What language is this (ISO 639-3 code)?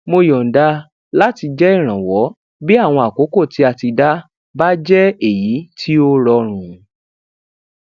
yor